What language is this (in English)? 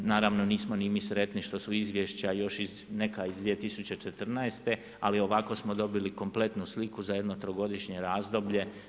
Croatian